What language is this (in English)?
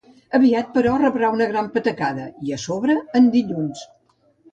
Catalan